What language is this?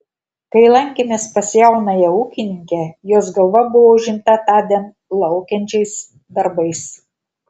Lithuanian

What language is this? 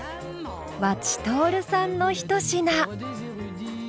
Japanese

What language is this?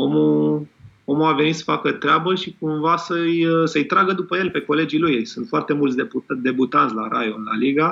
Romanian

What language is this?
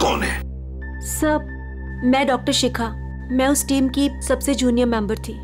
Hindi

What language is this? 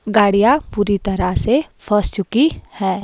Hindi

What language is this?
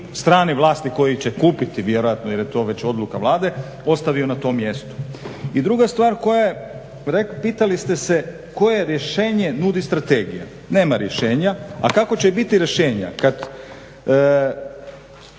Croatian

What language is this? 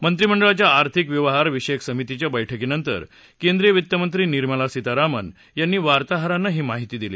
Marathi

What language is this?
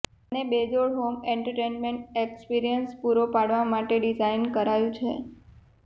Gujarati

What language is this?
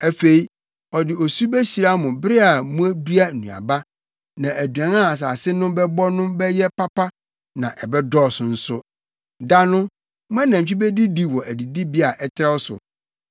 Akan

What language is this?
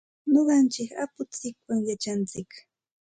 Santa Ana de Tusi Pasco Quechua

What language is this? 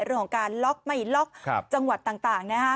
Thai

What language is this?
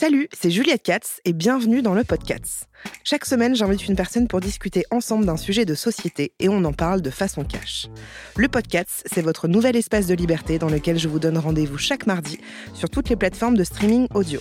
French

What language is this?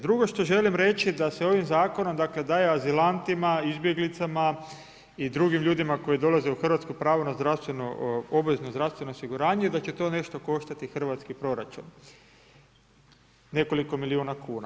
Croatian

